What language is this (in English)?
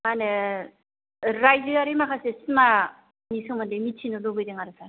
Bodo